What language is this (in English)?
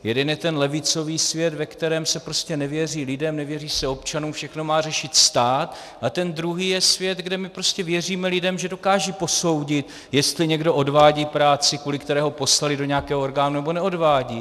Czech